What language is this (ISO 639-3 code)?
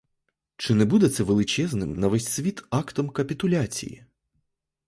ukr